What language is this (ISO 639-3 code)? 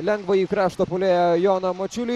lit